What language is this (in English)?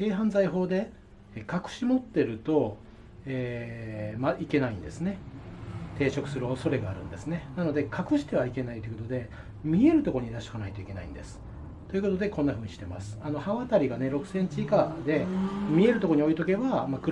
Japanese